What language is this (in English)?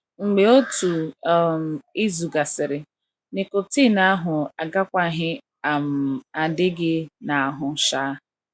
Igbo